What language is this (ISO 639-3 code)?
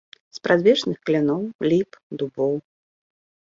bel